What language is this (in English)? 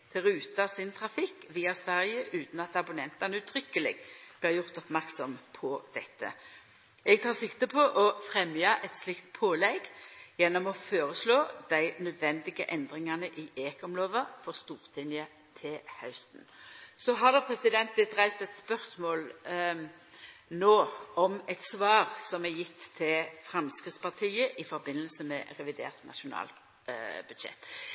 Norwegian Nynorsk